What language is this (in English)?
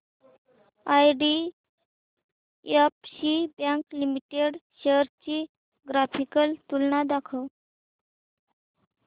Marathi